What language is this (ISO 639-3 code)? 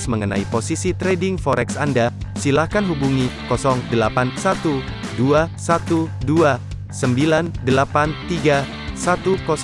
ind